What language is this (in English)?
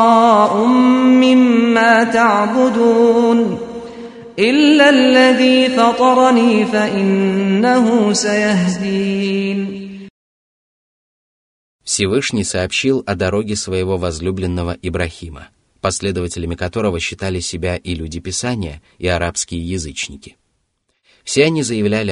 Russian